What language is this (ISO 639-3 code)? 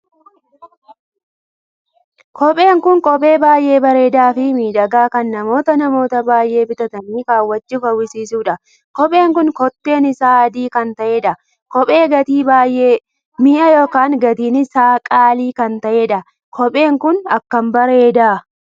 orm